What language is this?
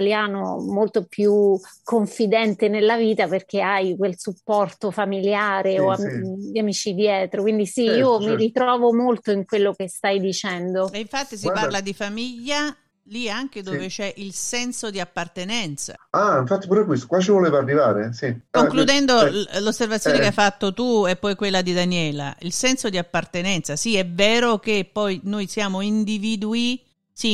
Italian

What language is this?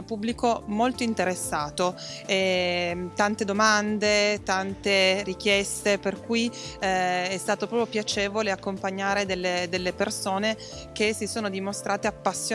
Italian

